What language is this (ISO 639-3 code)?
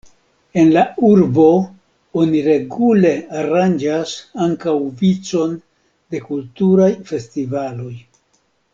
epo